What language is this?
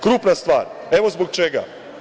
Serbian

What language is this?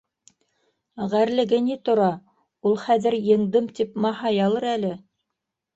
Bashkir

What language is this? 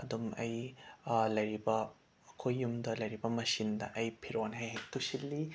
Manipuri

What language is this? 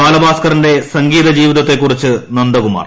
Malayalam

